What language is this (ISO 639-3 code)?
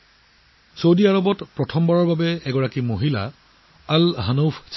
asm